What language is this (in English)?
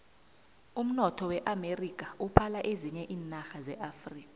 South Ndebele